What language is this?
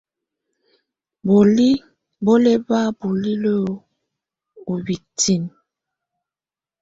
Tunen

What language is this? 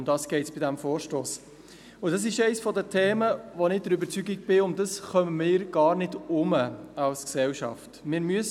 Swiss German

